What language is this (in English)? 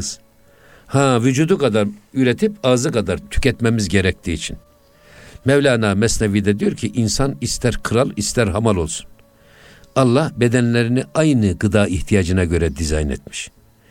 Turkish